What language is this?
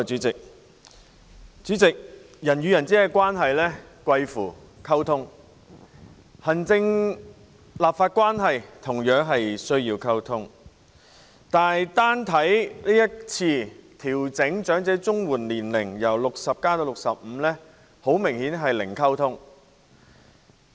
Cantonese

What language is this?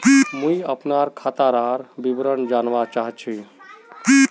Magahi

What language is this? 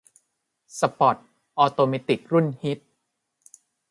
Thai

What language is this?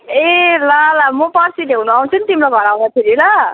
Nepali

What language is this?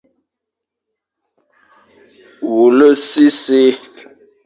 Fang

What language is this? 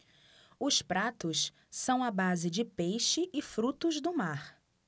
Portuguese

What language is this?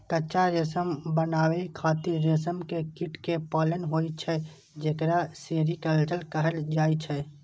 Maithili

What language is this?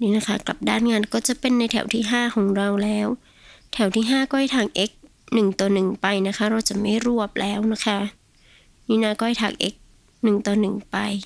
Thai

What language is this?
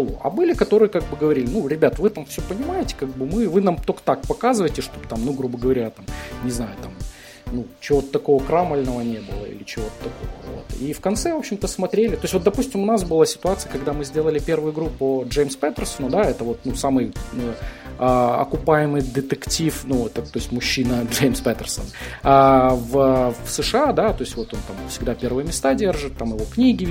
Russian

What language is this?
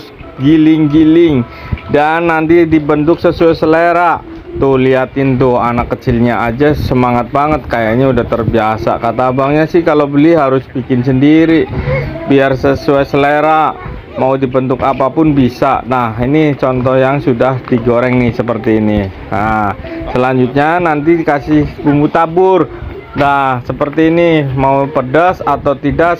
Indonesian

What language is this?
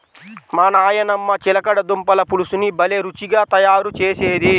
Telugu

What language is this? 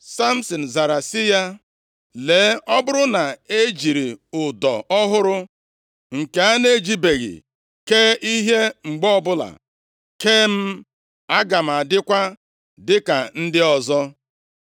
Igbo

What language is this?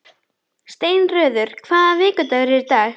Icelandic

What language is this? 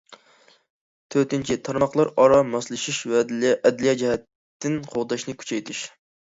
Uyghur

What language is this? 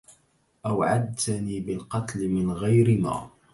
Arabic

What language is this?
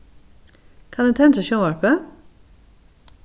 Faroese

